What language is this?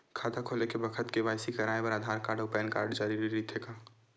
Chhattisgarhi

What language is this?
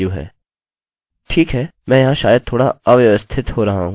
Hindi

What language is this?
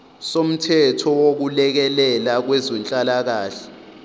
Zulu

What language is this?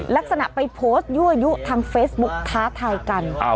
Thai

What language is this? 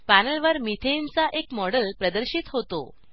Marathi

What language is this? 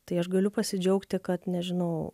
Lithuanian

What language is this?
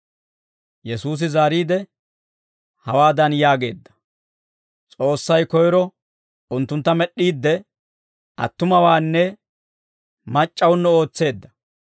Dawro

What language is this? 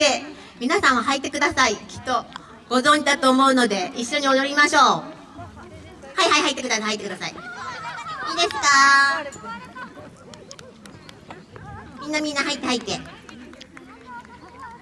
Japanese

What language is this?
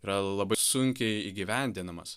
Lithuanian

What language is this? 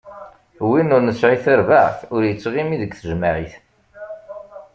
Kabyle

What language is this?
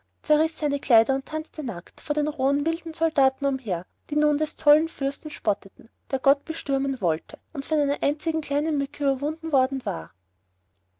German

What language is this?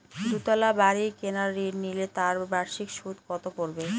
Bangla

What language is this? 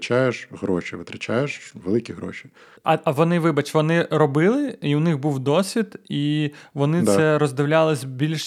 Ukrainian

